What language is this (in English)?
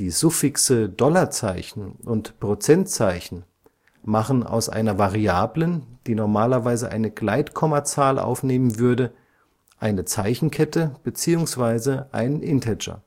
German